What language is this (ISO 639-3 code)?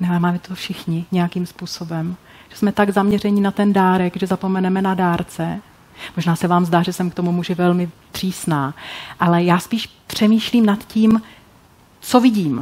ces